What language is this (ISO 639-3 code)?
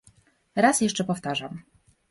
pol